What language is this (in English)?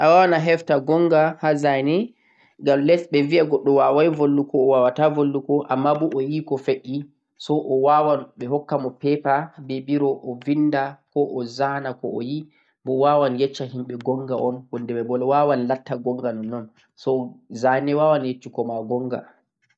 Central-Eastern Niger Fulfulde